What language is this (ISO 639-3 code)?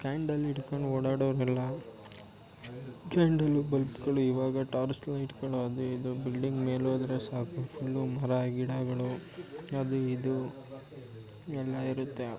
kan